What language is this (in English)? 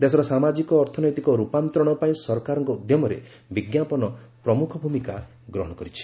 Odia